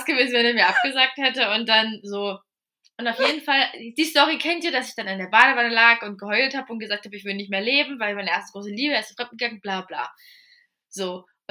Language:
German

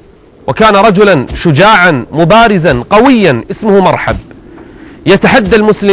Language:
Arabic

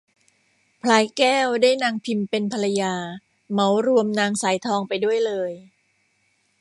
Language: Thai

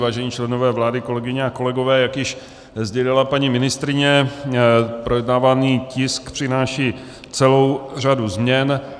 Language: Czech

